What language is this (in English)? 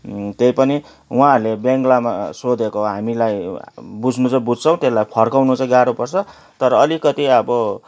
Nepali